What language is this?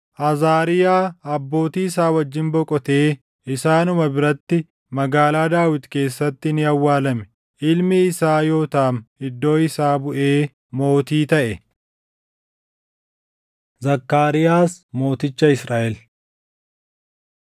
Oromo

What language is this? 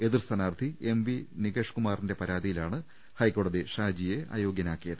Malayalam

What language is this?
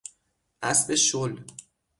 Persian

